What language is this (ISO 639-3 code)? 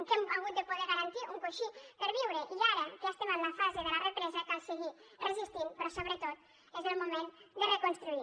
cat